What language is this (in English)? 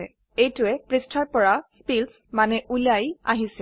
Assamese